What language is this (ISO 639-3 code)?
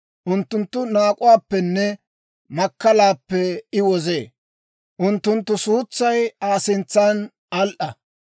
dwr